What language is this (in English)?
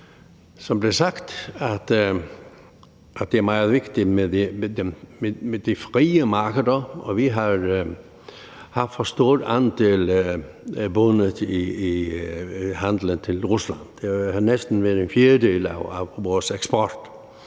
Danish